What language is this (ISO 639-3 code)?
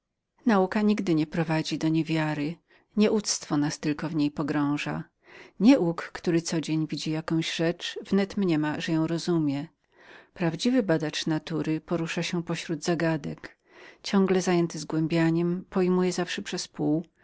pol